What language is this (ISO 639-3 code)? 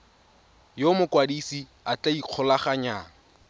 tsn